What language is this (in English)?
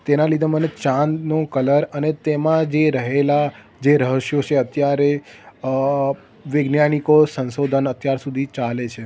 Gujarati